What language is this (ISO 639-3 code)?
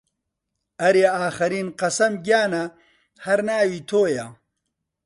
ckb